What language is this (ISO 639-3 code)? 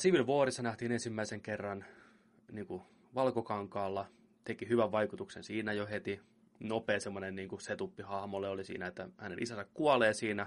fin